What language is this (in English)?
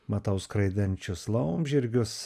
Lithuanian